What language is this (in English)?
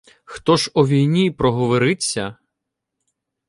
Ukrainian